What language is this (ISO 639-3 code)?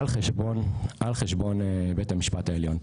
heb